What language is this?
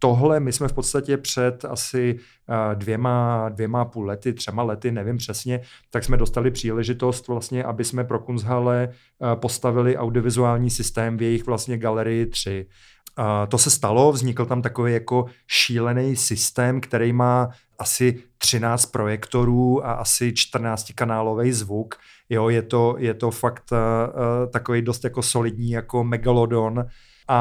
Czech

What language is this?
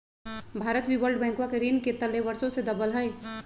Magahi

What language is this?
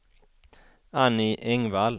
Swedish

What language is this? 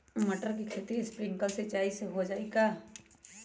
Magahi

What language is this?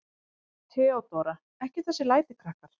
Icelandic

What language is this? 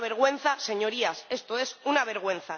Spanish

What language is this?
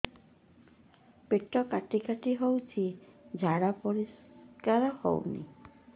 Odia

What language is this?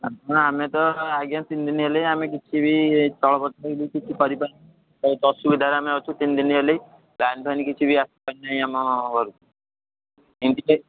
Odia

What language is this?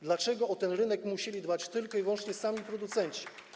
Polish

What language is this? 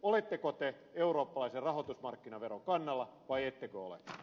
Finnish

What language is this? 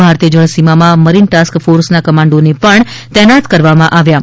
Gujarati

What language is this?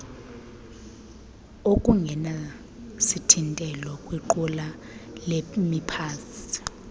Xhosa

